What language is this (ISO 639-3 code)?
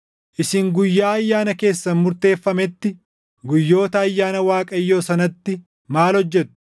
orm